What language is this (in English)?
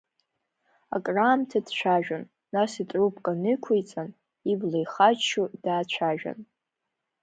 Abkhazian